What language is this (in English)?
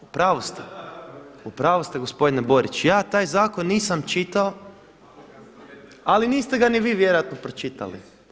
Croatian